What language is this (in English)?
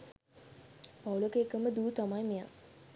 Sinhala